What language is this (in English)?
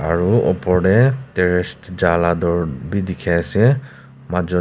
Naga Pidgin